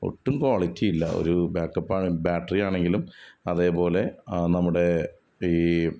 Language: Malayalam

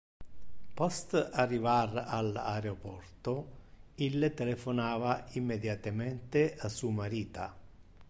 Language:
Interlingua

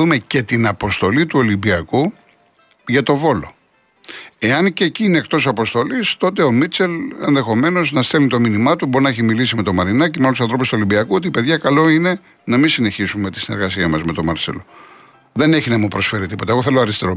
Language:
Greek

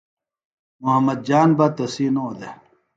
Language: Phalura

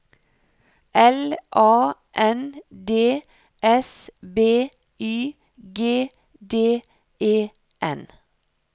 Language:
Norwegian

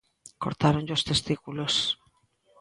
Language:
Galician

